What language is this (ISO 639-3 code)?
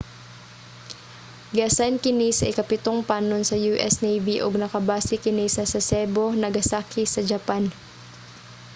ceb